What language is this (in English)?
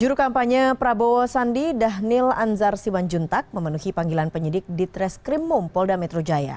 Indonesian